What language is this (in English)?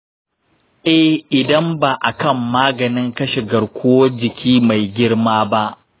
Hausa